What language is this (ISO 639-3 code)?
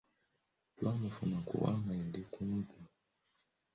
lug